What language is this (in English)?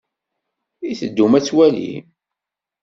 Kabyle